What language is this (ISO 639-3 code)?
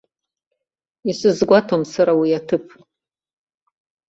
abk